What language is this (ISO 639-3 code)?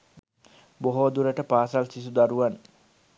sin